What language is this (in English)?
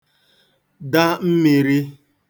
Igbo